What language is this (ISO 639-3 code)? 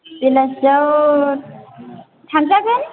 brx